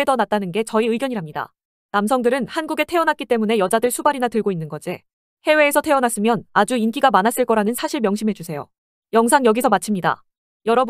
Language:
Korean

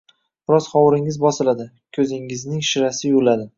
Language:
Uzbek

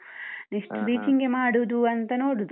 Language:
Kannada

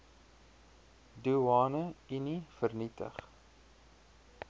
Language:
Afrikaans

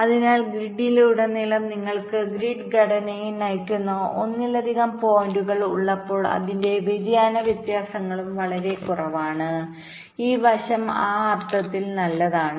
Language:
Malayalam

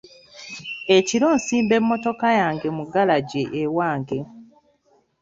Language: Ganda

